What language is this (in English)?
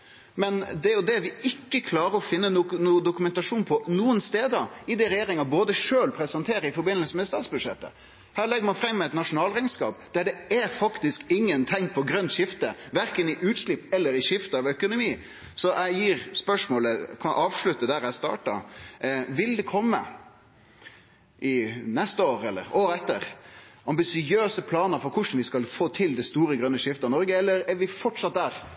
Norwegian Nynorsk